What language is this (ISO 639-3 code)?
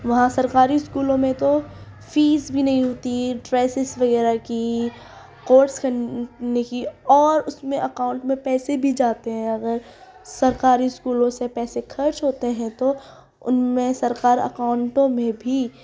urd